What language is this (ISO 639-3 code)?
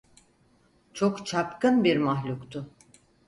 tur